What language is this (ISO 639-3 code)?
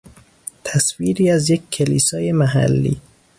fas